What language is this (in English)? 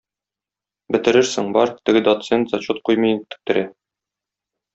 Tatar